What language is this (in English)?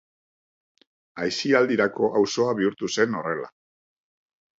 Basque